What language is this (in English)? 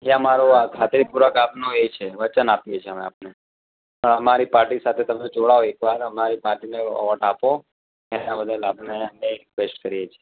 Gujarati